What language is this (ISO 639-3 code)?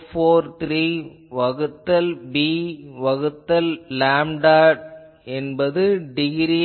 tam